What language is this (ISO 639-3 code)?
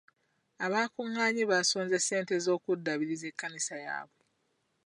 lug